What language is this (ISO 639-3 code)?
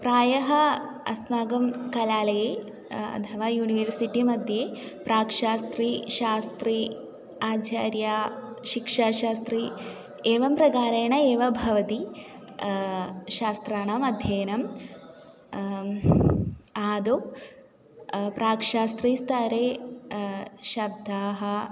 san